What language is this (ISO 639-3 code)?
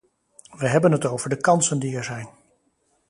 nld